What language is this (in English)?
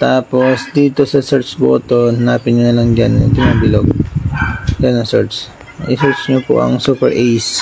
Filipino